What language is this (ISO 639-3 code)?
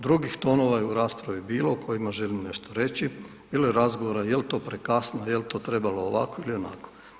hrv